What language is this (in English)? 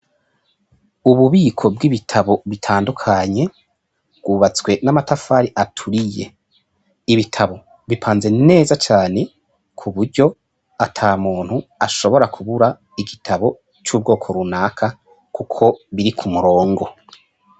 Rundi